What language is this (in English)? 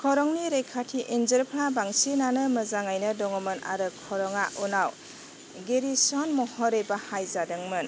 Bodo